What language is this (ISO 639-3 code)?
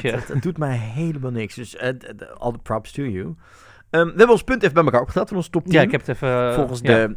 nld